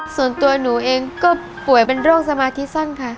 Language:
Thai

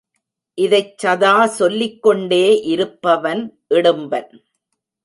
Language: Tamil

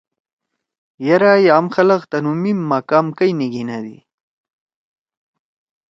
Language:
Torwali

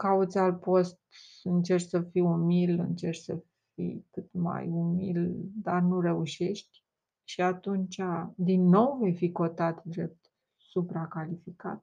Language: Romanian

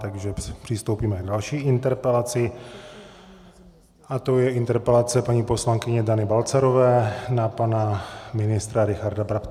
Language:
Czech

